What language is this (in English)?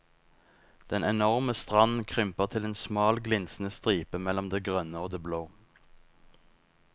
Norwegian